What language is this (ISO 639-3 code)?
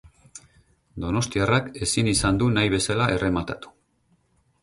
eus